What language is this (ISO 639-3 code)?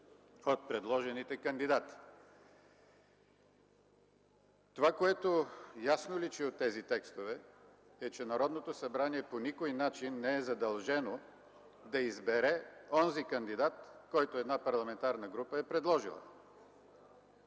bul